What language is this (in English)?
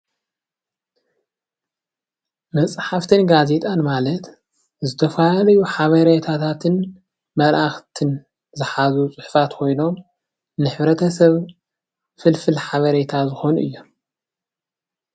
Tigrinya